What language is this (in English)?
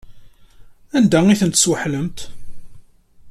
Kabyle